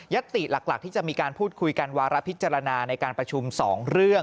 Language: Thai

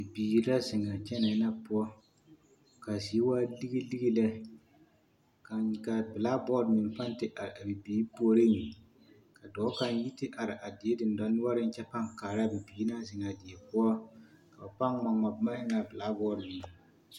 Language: Southern Dagaare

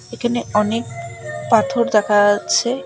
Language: Bangla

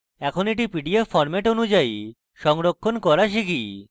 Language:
Bangla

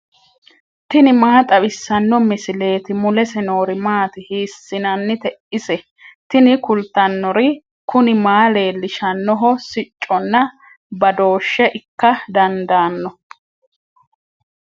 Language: Sidamo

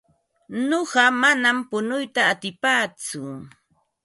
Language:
Ambo-Pasco Quechua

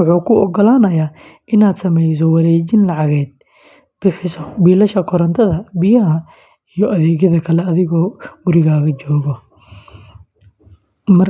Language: Somali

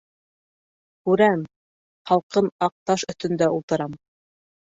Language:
Bashkir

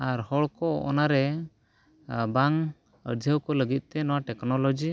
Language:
Santali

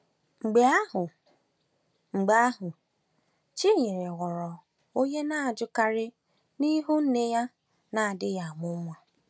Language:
Igbo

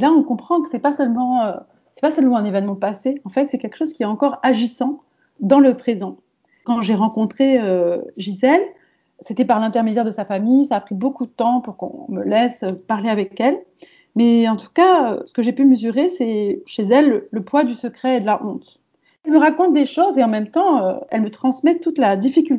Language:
French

